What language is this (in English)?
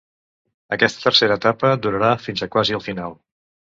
Catalan